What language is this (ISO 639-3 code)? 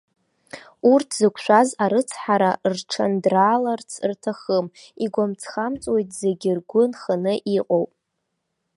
abk